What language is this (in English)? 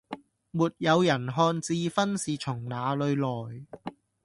Cantonese